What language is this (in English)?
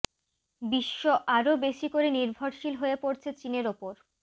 Bangla